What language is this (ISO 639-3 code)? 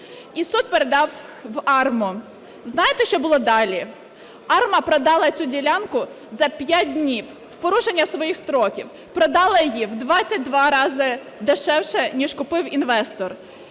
ukr